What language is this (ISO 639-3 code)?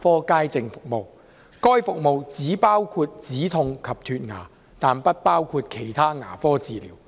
yue